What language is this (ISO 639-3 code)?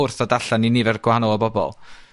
cym